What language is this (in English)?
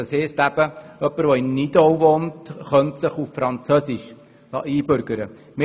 Swiss German